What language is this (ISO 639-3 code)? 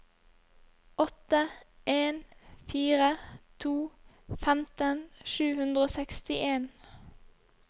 nor